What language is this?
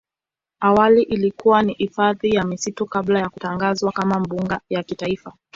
Swahili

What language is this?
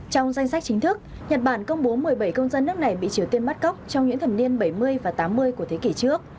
Vietnamese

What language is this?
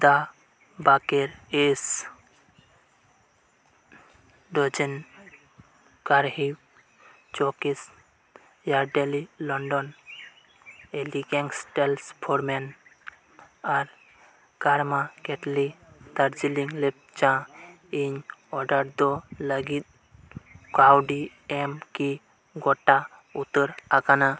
Santali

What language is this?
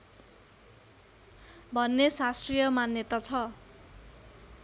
Nepali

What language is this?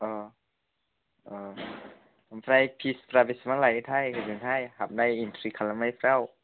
Bodo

